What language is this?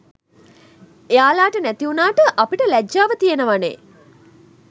Sinhala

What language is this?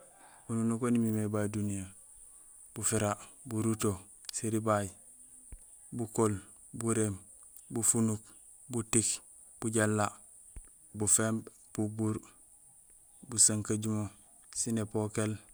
Gusilay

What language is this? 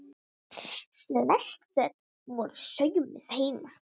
Icelandic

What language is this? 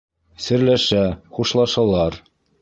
Bashkir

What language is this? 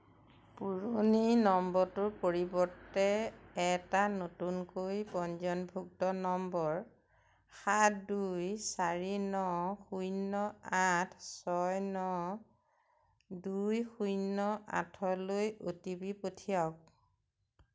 Assamese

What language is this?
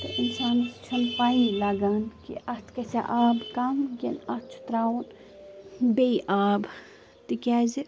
Kashmiri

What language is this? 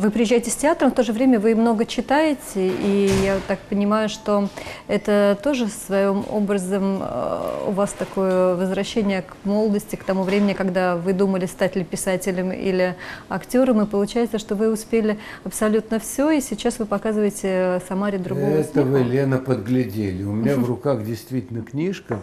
Russian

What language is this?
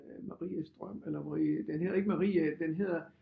Danish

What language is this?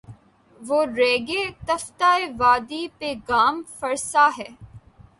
Urdu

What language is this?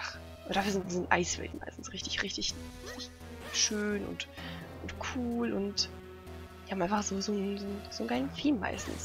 German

